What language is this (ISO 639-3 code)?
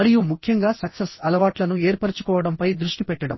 tel